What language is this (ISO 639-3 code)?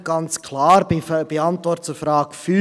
gsw